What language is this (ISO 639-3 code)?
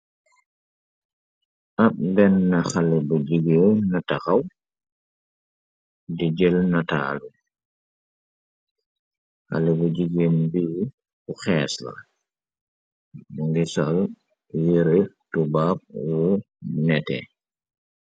wol